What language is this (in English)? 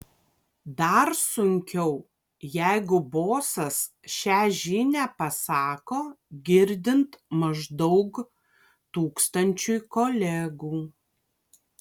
Lithuanian